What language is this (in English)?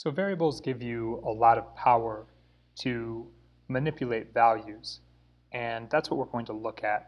English